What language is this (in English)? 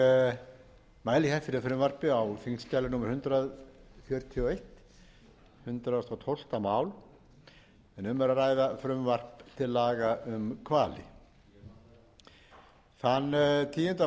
Icelandic